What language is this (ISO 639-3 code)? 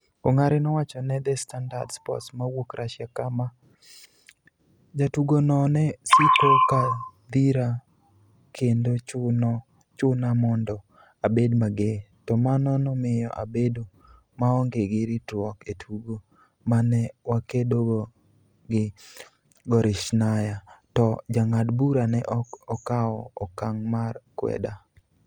luo